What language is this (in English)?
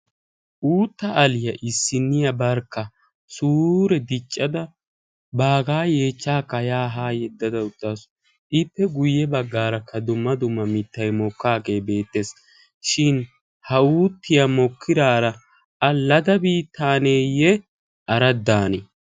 Wolaytta